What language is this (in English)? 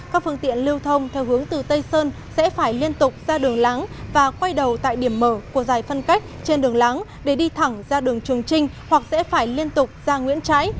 Vietnamese